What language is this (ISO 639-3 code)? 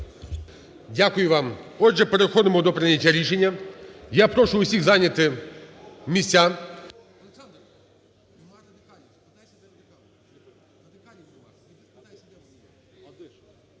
ukr